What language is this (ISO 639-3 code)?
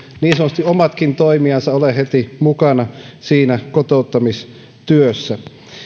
fin